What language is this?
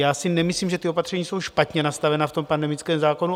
Czech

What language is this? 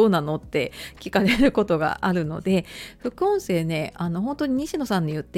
Japanese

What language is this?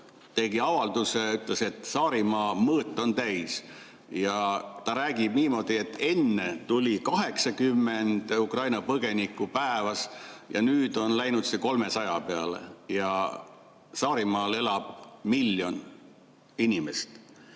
Estonian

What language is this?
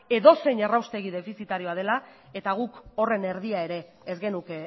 Basque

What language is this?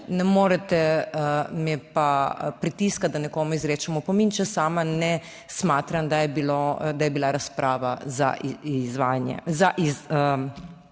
Slovenian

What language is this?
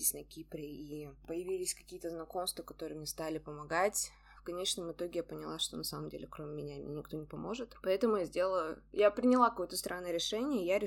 Russian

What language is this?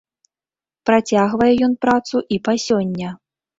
Belarusian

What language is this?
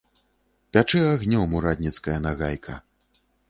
Belarusian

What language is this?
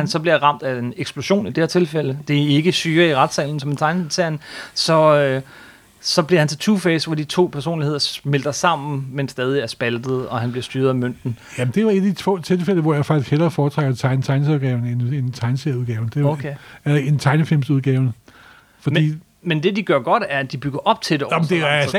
Danish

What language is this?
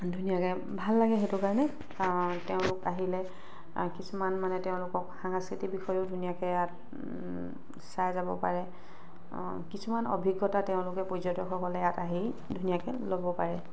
Assamese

